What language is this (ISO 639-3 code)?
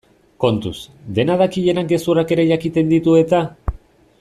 eus